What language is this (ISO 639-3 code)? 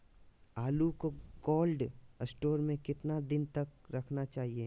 mag